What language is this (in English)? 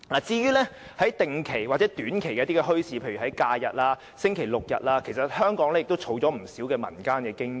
Cantonese